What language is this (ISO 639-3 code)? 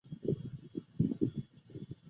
zho